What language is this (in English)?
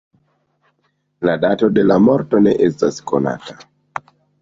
Esperanto